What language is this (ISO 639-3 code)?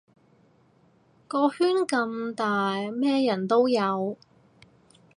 yue